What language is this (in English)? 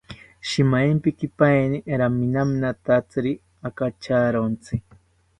South Ucayali Ashéninka